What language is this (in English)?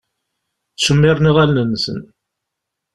Kabyle